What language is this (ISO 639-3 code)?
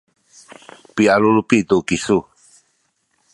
szy